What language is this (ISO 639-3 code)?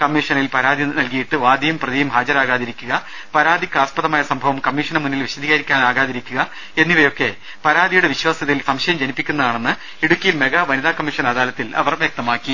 mal